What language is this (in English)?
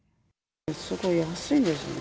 Japanese